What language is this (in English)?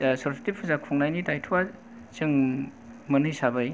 Bodo